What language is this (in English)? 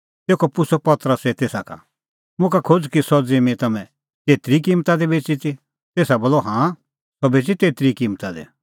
Kullu Pahari